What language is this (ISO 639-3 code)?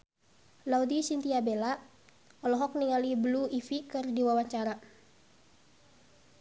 sun